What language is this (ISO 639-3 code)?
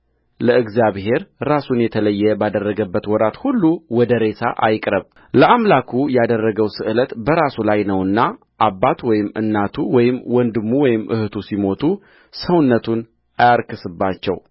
amh